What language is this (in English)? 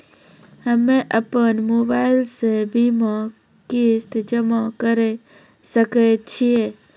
Maithili